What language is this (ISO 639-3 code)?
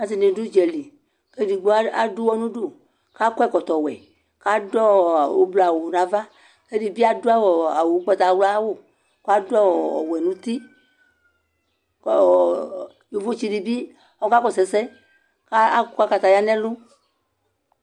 kpo